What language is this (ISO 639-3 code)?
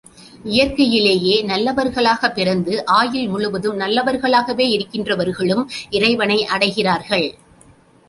tam